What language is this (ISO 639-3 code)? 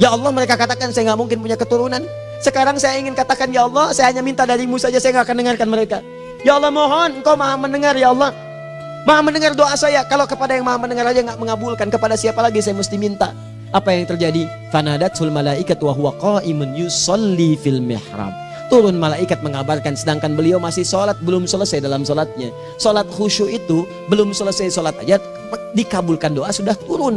ind